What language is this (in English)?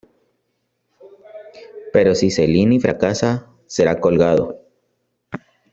Spanish